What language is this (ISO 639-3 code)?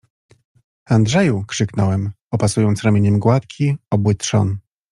pol